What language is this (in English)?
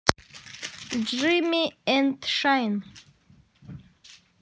Russian